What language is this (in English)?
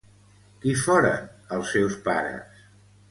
Catalan